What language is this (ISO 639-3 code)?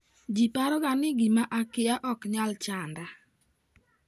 luo